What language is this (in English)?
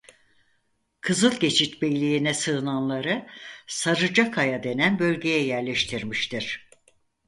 Turkish